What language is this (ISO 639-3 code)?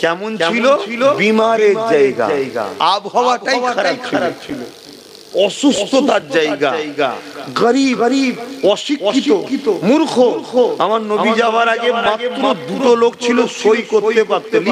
ben